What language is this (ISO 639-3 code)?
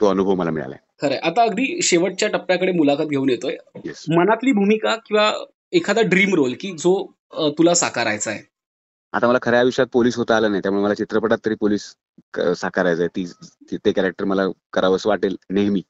mar